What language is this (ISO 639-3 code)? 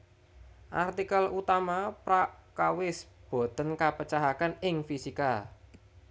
jav